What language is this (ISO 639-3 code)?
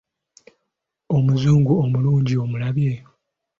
lug